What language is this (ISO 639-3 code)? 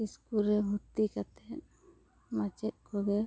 sat